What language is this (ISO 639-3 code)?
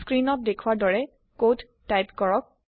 asm